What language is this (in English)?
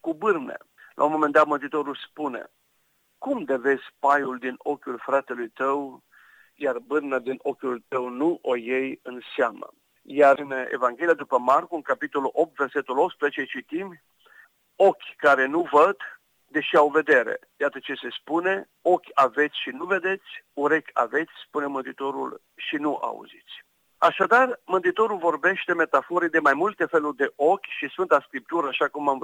Romanian